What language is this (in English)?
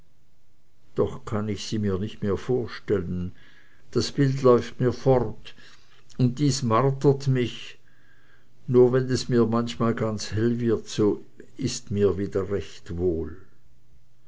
German